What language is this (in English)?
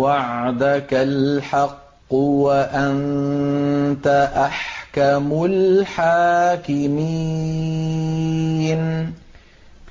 Arabic